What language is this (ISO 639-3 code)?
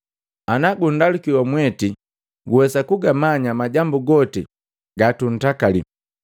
mgv